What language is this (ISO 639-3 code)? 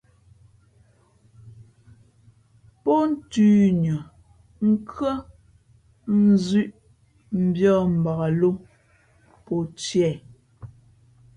fmp